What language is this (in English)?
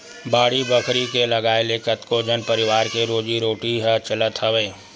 Chhattisgarhi